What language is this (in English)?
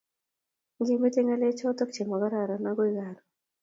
Kalenjin